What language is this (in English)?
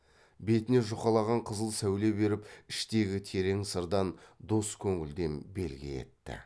Kazakh